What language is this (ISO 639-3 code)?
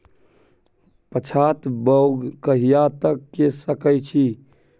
mai